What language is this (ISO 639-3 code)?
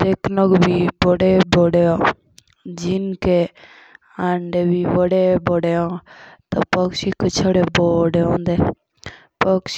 jns